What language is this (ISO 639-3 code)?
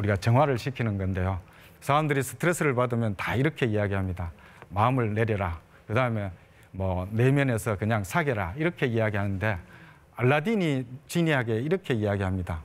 kor